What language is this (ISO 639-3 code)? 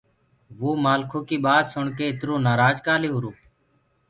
ggg